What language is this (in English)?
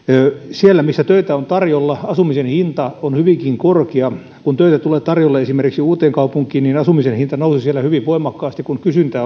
Finnish